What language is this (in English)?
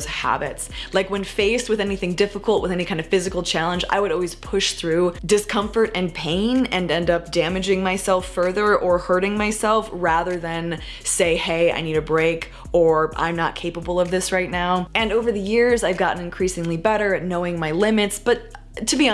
English